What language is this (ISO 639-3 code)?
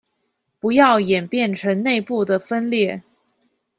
zho